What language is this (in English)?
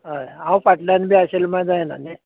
Konkani